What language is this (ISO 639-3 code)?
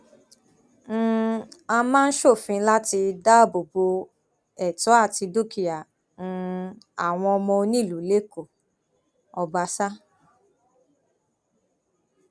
yor